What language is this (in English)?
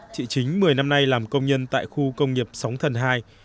Vietnamese